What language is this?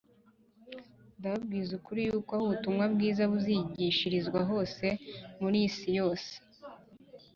Kinyarwanda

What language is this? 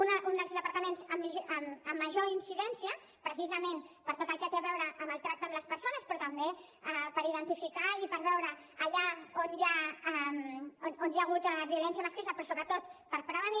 Catalan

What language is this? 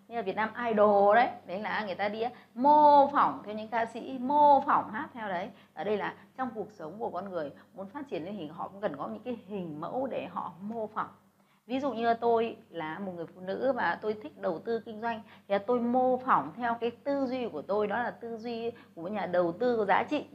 Vietnamese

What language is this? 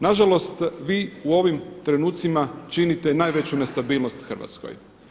Croatian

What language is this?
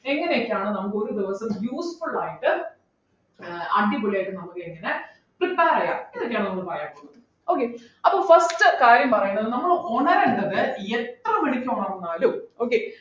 Malayalam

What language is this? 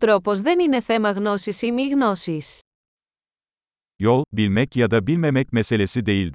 Greek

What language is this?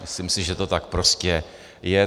Czech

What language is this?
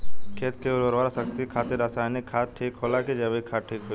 Bhojpuri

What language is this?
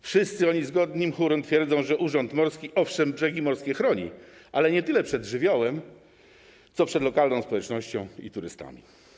Polish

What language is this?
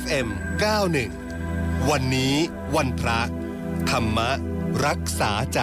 Thai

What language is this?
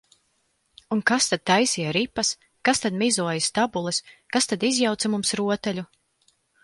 Latvian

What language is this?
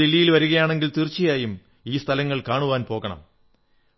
Malayalam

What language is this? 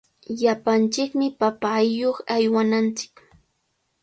Cajatambo North Lima Quechua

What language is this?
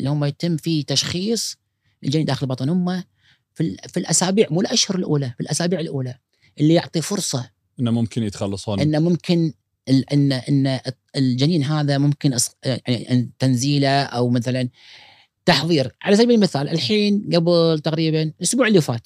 Arabic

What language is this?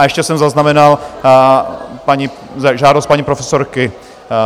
Czech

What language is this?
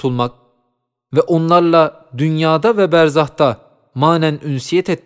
Turkish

